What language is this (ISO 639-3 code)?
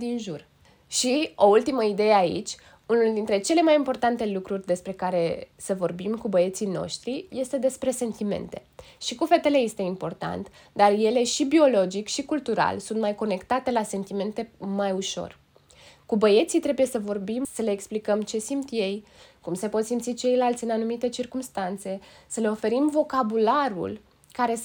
ron